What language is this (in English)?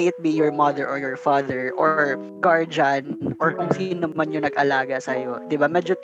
Filipino